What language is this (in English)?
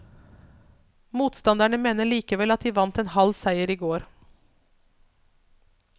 Norwegian